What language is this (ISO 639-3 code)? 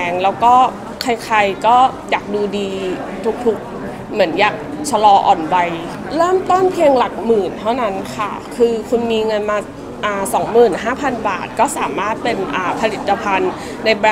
tha